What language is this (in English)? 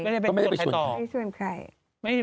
Thai